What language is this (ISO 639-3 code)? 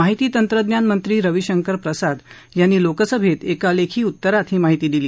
mar